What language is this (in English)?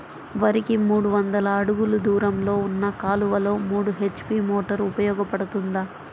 Telugu